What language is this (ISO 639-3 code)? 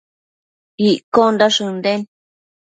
mcf